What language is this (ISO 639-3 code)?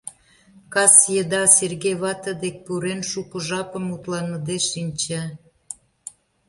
chm